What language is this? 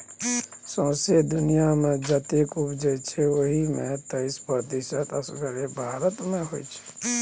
Maithili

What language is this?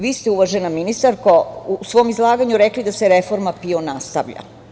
Serbian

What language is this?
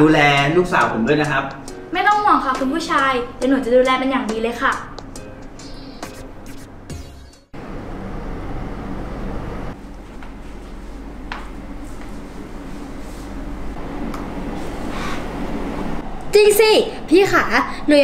Thai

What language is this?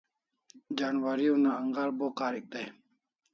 Kalasha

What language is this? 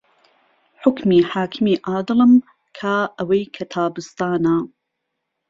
Central Kurdish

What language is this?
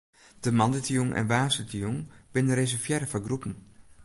Western Frisian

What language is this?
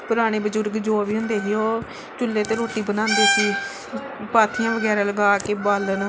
Punjabi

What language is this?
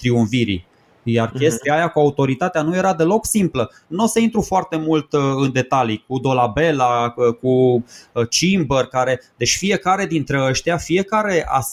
Romanian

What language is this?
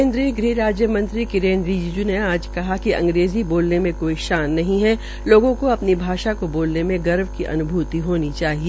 Hindi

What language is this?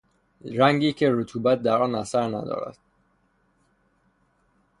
Persian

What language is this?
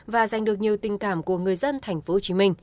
Vietnamese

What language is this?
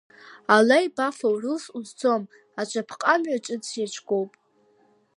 Abkhazian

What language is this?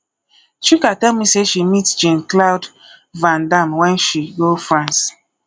Nigerian Pidgin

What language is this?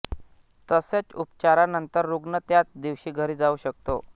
Marathi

